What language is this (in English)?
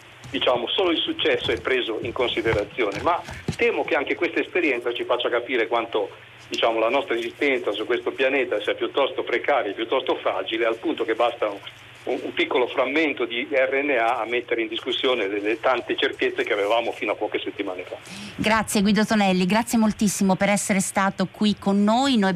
Italian